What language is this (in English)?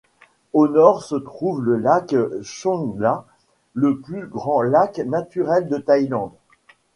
French